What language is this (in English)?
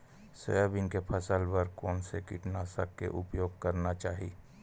Chhattisgarhi